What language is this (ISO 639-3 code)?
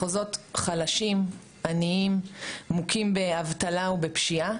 heb